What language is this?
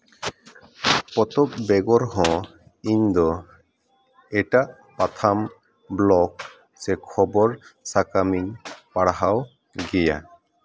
Santali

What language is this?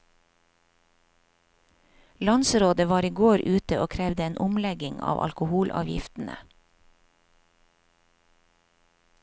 Norwegian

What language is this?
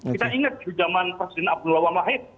Indonesian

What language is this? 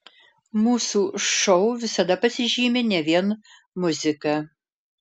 Lithuanian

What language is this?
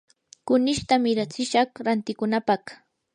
Yanahuanca Pasco Quechua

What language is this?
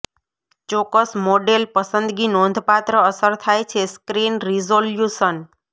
Gujarati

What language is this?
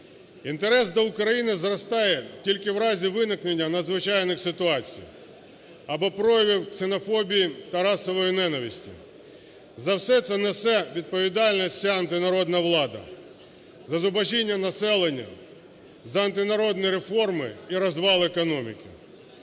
Ukrainian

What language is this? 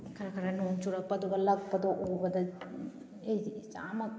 Manipuri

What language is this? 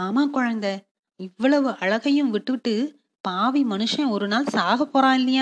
Tamil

